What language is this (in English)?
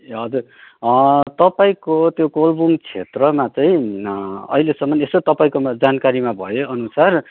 Nepali